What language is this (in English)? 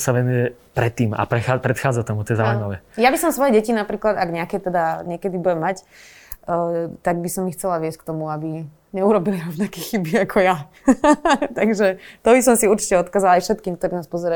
Slovak